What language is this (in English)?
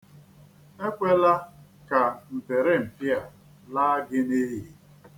Igbo